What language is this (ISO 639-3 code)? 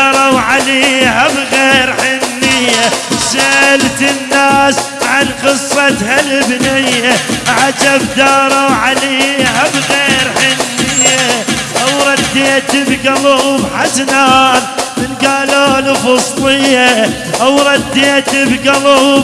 ara